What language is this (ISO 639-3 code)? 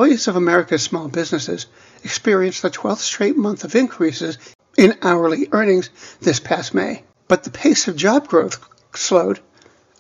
eng